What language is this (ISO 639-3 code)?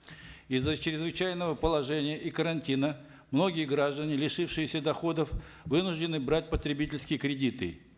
kaz